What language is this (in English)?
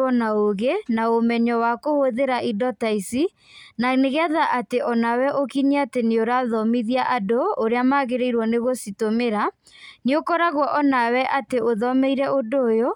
Kikuyu